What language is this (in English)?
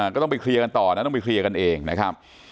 Thai